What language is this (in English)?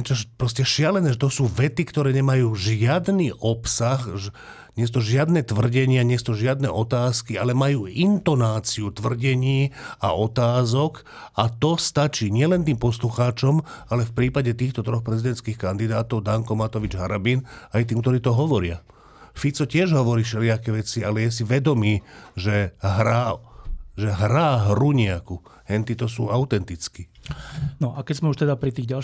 Slovak